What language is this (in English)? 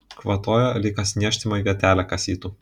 Lithuanian